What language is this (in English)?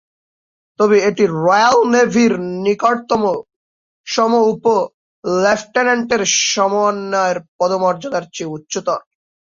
Bangla